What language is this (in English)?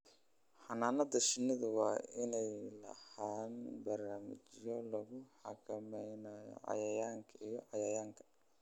Somali